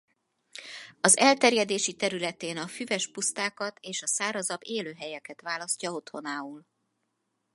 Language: Hungarian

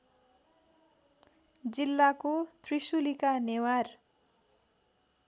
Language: Nepali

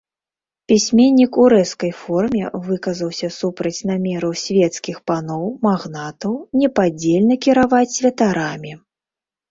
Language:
Belarusian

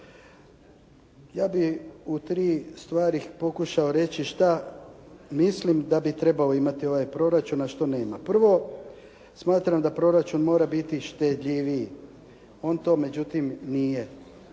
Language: Croatian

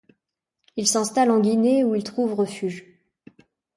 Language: French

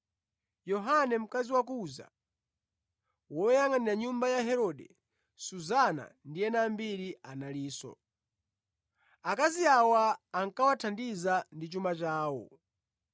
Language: Nyanja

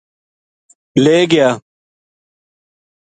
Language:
Gujari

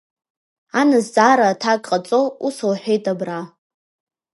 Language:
Abkhazian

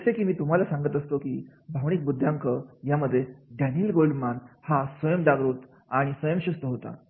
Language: Marathi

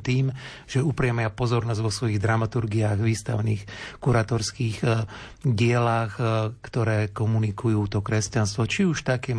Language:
Slovak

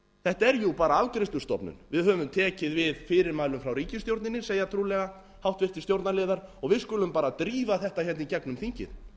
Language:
Icelandic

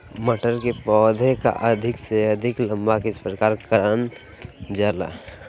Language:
Magahi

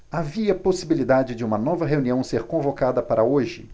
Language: Portuguese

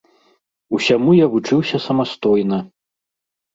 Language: Belarusian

